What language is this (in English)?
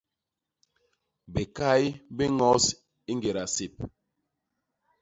Basaa